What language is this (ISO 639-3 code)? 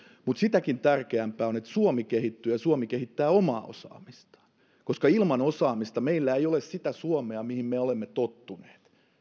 fin